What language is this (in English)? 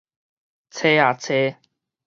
Min Nan Chinese